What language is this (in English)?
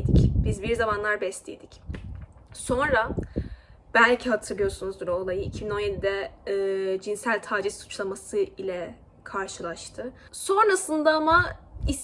Turkish